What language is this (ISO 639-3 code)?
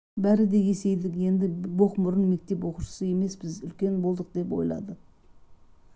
kaz